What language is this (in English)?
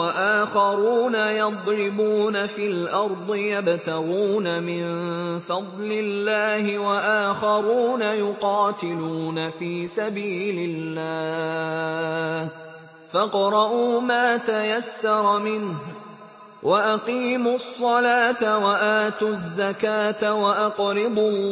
Arabic